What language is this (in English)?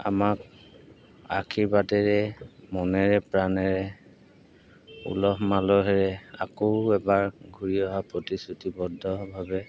Assamese